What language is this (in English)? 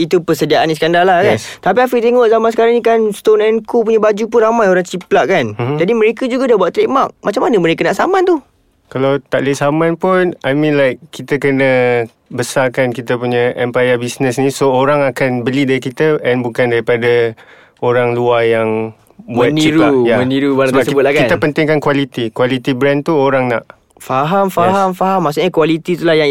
Malay